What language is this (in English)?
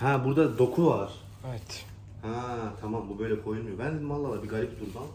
Turkish